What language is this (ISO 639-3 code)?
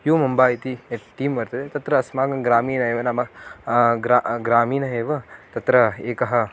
san